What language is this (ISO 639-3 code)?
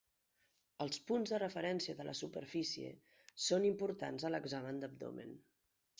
cat